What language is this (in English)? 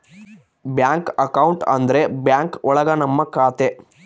Kannada